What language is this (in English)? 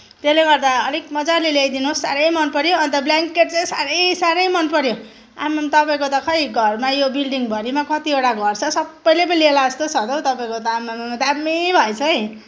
Nepali